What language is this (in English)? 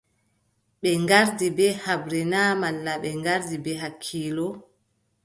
Adamawa Fulfulde